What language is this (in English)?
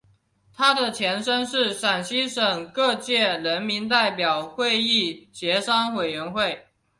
Chinese